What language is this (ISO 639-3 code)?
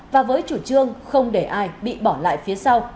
vie